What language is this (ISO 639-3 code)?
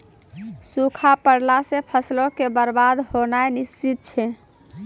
mai